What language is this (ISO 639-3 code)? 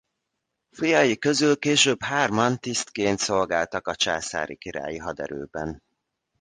hun